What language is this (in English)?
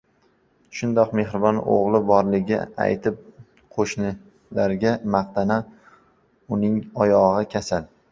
Uzbek